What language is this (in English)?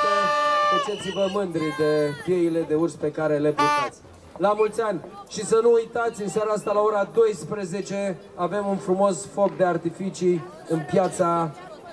Romanian